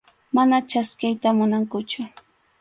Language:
Arequipa-La Unión Quechua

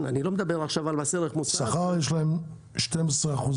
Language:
Hebrew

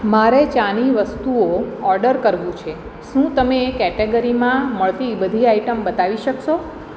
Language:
Gujarati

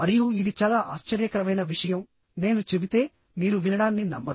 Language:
Telugu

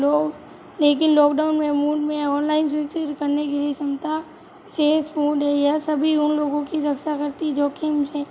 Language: Hindi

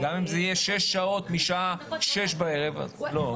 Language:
Hebrew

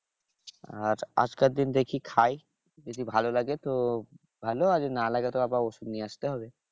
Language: Bangla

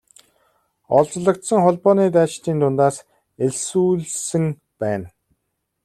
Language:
Mongolian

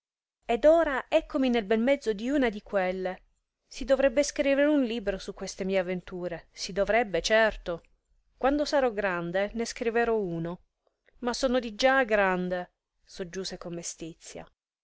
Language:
Italian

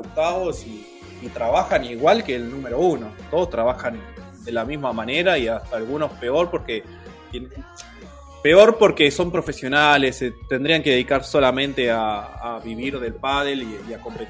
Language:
Spanish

